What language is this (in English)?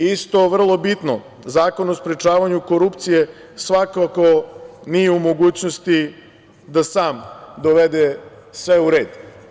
Serbian